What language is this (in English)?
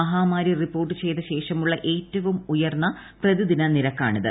Malayalam